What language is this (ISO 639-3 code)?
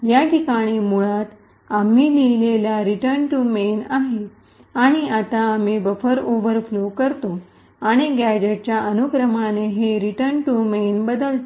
mar